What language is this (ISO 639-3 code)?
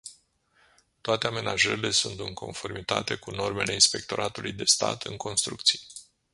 ron